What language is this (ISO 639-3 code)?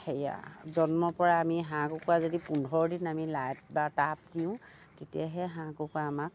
asm